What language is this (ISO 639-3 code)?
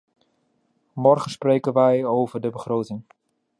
nld